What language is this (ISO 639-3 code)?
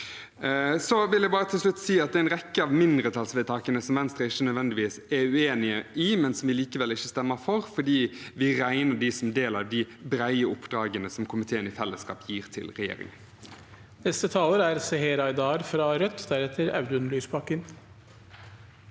nor